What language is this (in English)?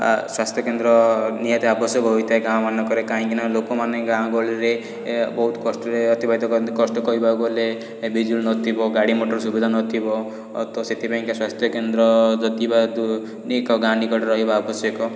Odia